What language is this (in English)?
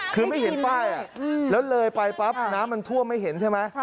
Thai